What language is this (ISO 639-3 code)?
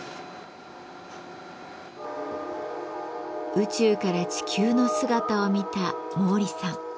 jpn